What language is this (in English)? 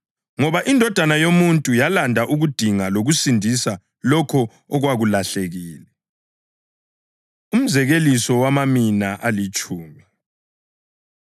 North Ndebele